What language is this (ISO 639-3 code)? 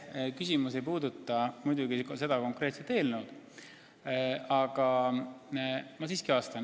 est